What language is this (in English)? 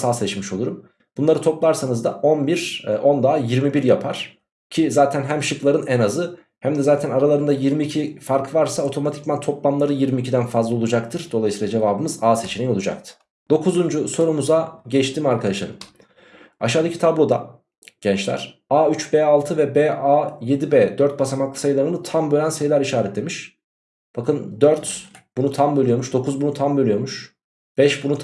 Turkish